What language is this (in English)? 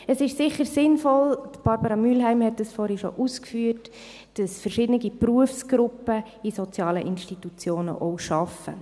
Swiss German